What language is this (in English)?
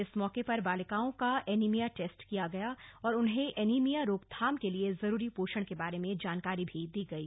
Hindi